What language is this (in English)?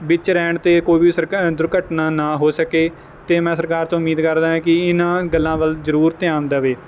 Punjabi